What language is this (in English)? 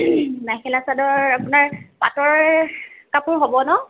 Assamese